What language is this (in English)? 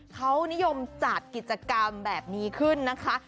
Thai